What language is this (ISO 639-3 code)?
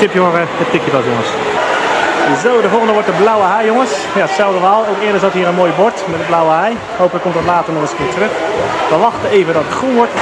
nld